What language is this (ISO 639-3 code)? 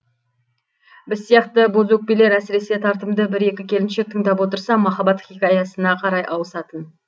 kaz